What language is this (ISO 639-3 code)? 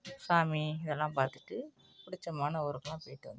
tam